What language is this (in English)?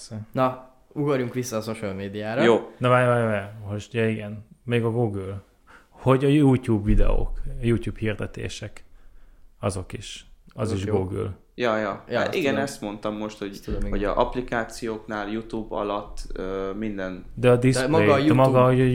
Hungarian